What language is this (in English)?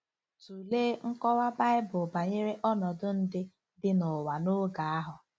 Igbo